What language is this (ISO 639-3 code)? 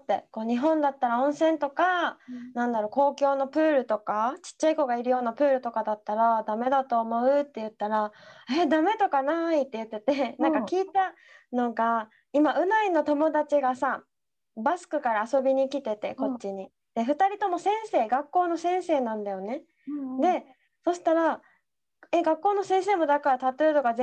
jpn